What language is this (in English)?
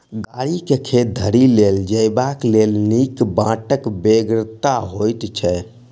Maithili